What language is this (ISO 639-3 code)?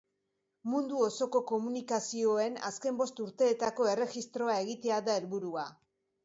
eus